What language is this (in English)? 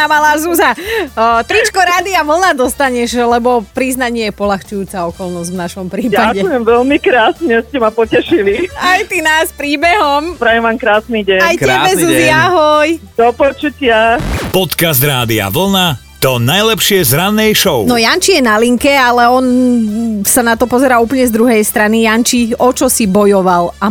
Slovak